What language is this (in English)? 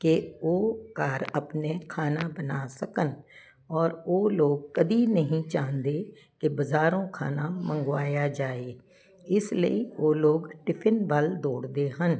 Punjabi